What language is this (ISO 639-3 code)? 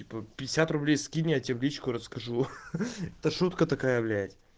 rus